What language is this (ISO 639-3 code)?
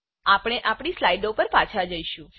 guj